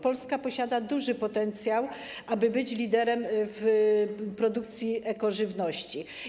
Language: Polish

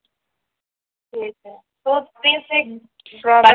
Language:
Marathi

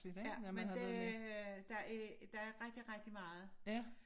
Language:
Danish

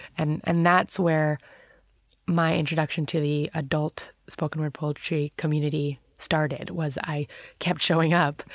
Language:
English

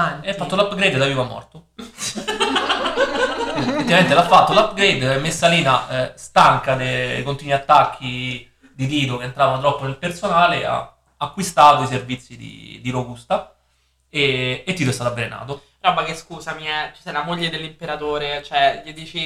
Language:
Italian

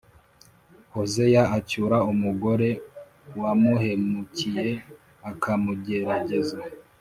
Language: Kinyarwanda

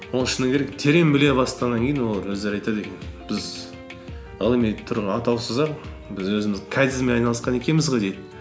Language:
Kazakh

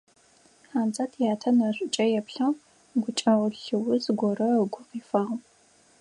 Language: Adyghe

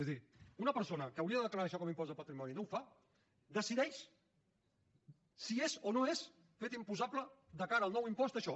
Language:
Catalan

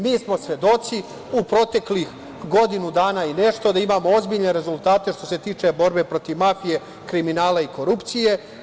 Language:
Serbian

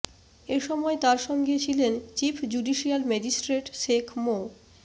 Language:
Bangla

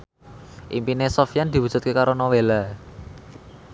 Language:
Javanese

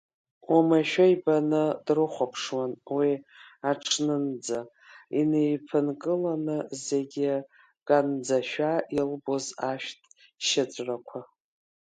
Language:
Abkhazian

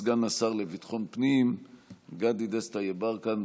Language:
Hebrew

